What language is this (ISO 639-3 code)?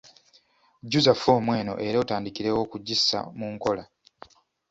lug